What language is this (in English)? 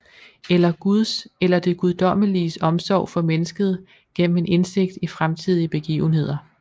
Danish